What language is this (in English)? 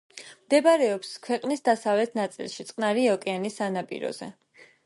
Georgian